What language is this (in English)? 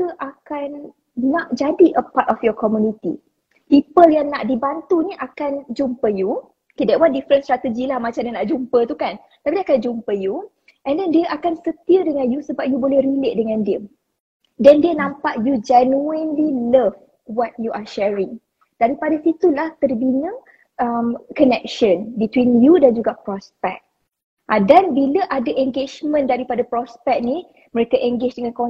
Malay